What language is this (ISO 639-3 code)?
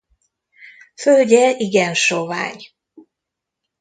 hun